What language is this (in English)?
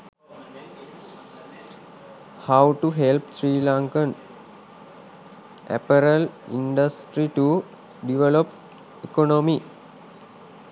Sinhala